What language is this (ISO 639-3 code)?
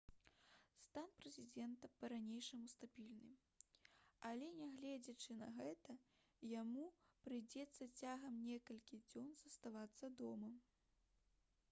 bel